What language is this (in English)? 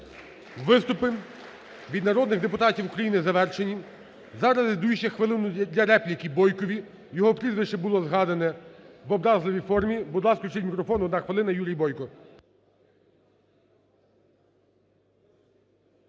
Ukrainian